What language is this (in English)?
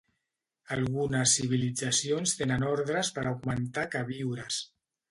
Catalan